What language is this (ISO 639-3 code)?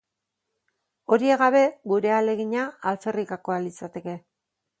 eus